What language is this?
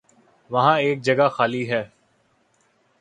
Urdu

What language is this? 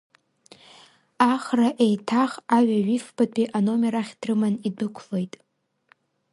Abkhazian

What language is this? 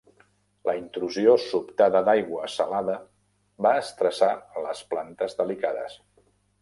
Catalan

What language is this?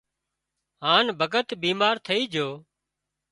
Wadiyara Koli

